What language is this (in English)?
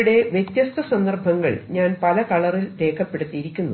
Malayalam